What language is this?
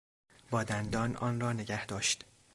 Persian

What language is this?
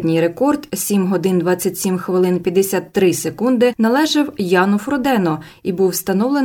Ukrainian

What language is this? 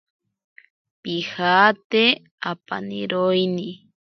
Ashéninka Perené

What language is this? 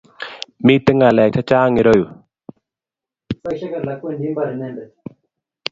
Kalenjin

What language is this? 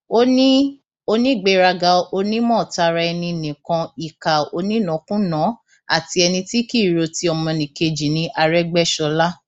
Yoruba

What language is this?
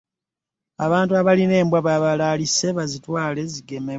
Ganda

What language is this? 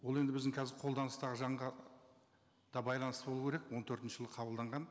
Kazakh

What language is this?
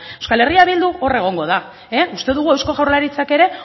Basque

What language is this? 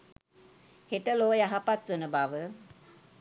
Sinhala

